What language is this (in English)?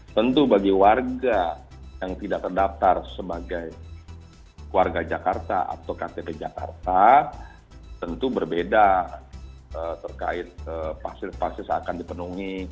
Indonesian